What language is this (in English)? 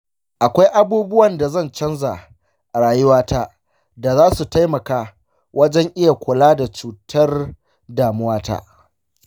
Hausa